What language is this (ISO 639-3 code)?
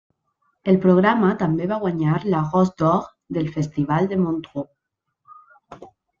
cat